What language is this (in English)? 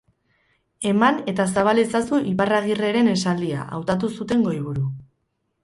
Basque